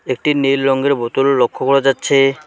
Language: Bangla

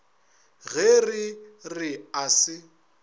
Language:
Northern Sotho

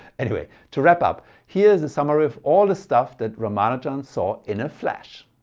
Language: English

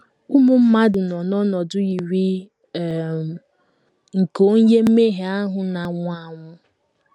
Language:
Igbo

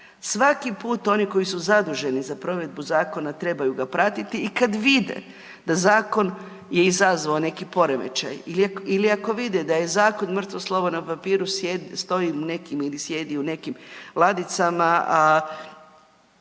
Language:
Croatian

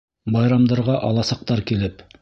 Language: Bashkir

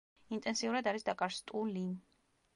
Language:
Georgian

